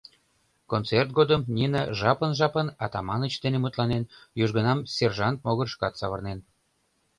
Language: Mari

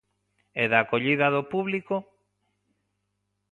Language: Galician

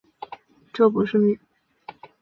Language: Chinese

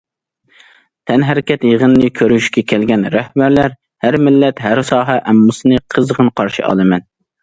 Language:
Uyghur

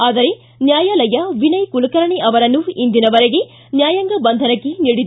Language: Kannada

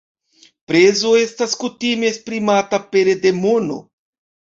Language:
Esperanto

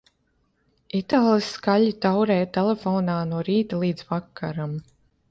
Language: Latvian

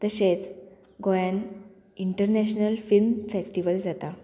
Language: Konkani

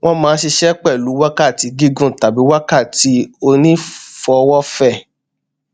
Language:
Yoruba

